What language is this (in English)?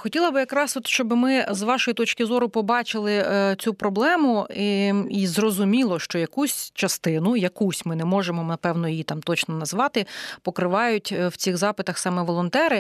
Ukrainian